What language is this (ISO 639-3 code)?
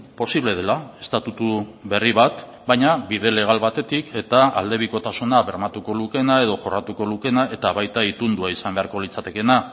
eus